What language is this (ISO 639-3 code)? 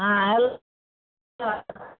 mai